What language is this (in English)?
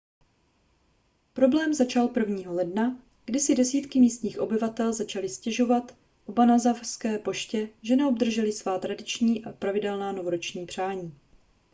Czech